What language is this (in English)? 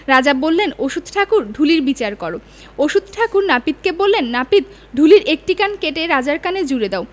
Bangla